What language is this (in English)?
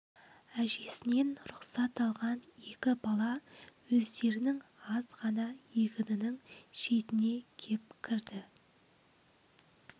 Kazakh